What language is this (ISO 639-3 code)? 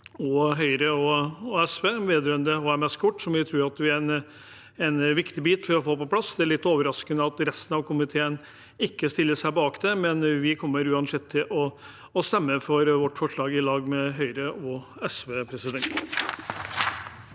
nor